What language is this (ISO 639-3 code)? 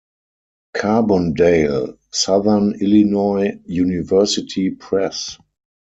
eng